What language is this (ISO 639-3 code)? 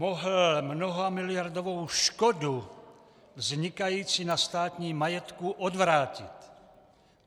ces